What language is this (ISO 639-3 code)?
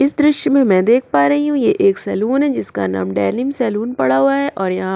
hin